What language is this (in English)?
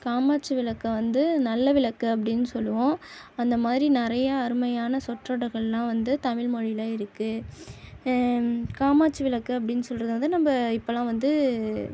Tamil